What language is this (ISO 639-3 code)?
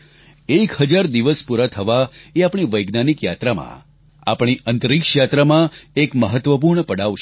guj